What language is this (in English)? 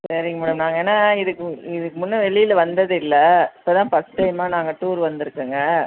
Tamil